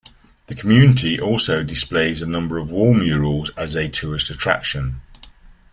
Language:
English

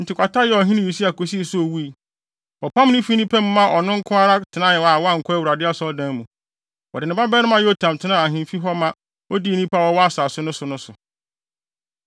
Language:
Akan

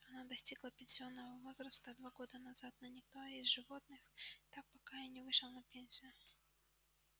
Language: Russian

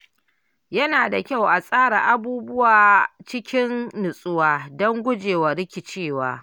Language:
Hausa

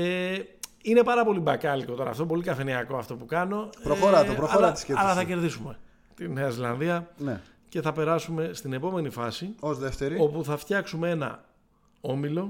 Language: Greek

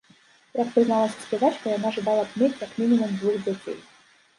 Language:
Belarusian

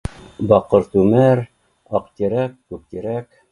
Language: Bashkir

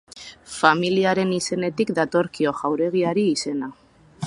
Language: Basque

